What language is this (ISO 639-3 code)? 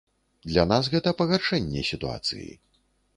bel